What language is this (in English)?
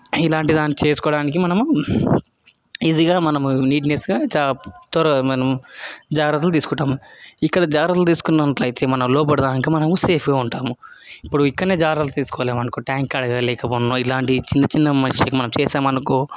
Telugu